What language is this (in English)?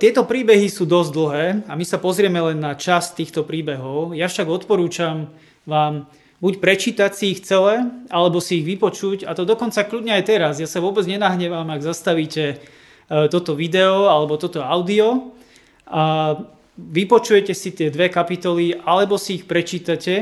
Slovak